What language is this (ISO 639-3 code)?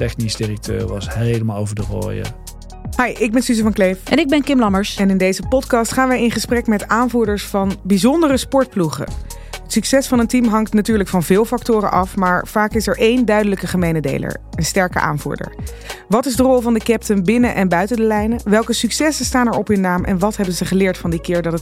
nld